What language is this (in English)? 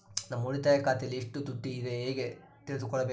Kannada